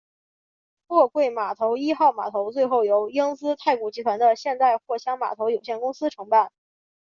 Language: Chinese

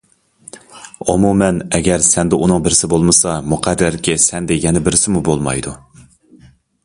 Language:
Uyghur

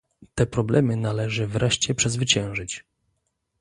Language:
Polish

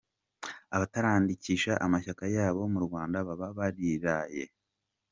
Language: Kinyarwanda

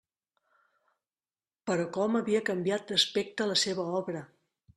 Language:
Catalan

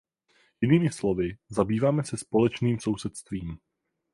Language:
Czech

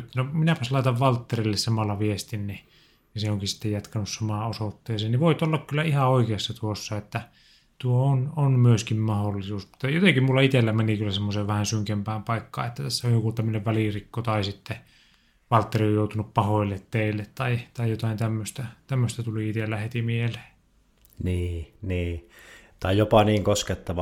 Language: Finnish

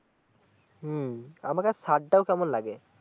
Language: Bangla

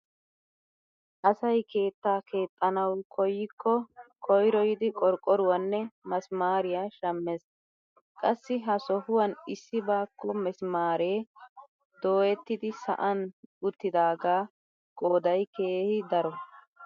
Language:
Wolaytta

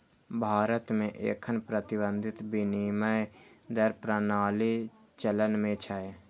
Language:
Maithili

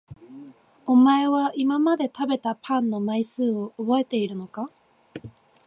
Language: Japanese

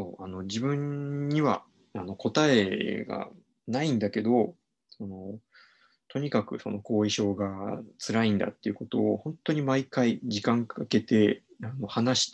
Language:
Japanese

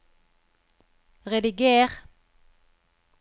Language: Norwegian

